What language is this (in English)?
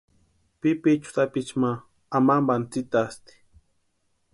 Western Highland Purepecha